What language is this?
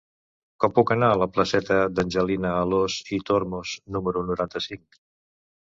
Catalan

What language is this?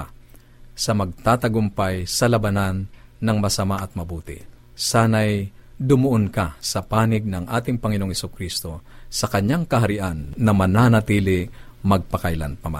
Filipino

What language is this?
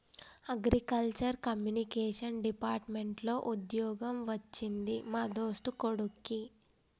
Telugu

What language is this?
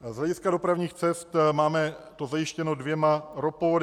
Czech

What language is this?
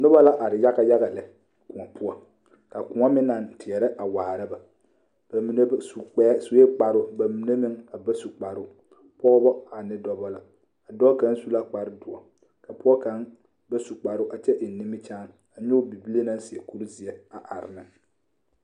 Southern Dagaare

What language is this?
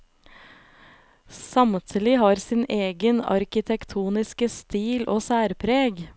Norwegian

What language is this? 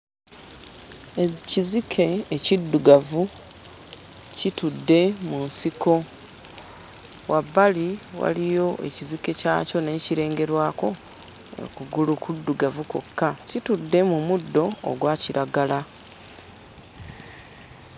Ganda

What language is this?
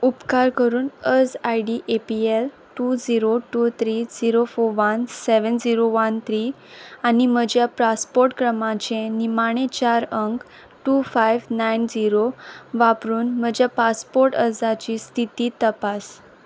Konkani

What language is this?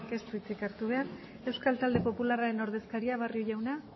Basque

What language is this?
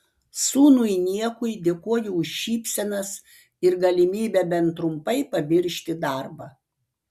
Lithuanian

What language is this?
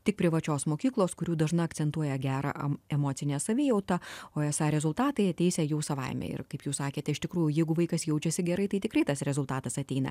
Lithuanian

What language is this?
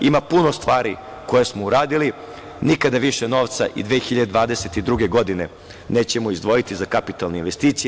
Serbian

